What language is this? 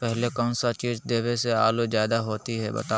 Magahi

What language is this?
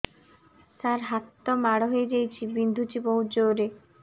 Odia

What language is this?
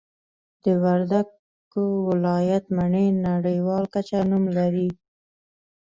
Pashto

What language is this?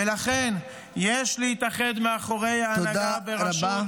Hebrew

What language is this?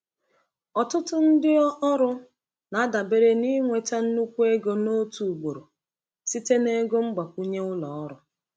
Igbo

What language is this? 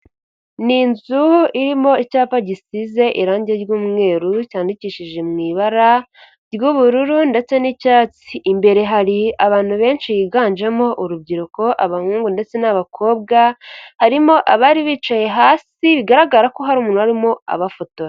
Kinyarwanda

